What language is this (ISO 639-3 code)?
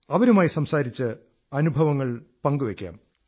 mal